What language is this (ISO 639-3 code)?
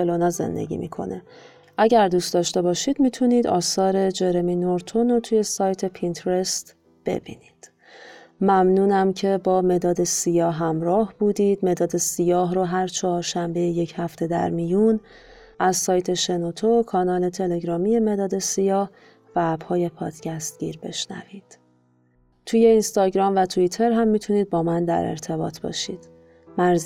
fas